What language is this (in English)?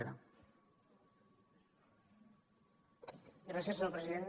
Catalan